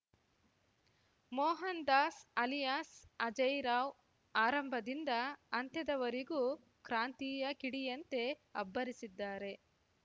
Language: Kannada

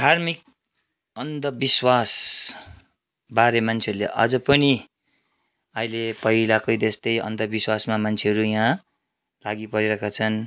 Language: Nepali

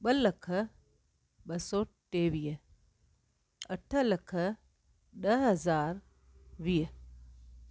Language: Sindhi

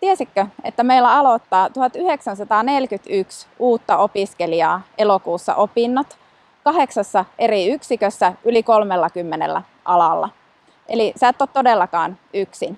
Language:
Finnish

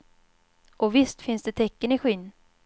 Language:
Swedish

